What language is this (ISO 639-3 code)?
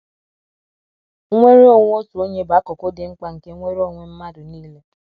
ibo